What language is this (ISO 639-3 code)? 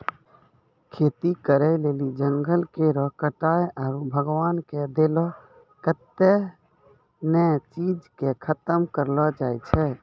mai